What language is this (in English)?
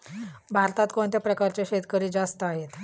Marathi